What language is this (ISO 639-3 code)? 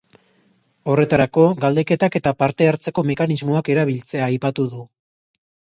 eus